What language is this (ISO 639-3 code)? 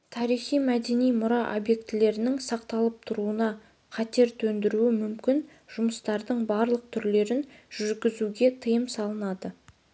kaz